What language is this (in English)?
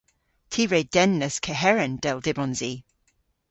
Cornish